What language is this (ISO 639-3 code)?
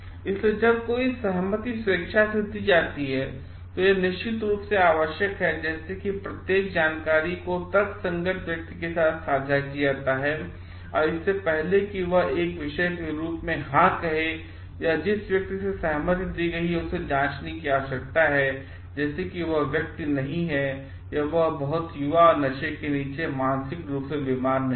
hin